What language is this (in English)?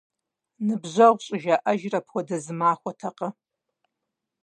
Kabardian